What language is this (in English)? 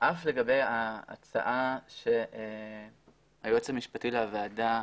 Hebrew